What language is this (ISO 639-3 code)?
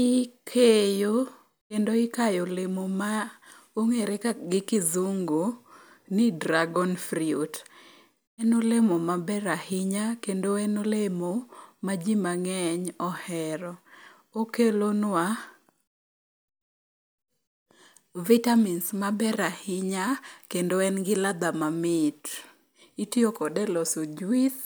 luo